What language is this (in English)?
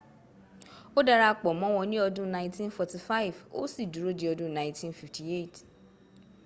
Yoruba